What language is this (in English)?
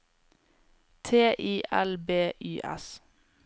Norwegian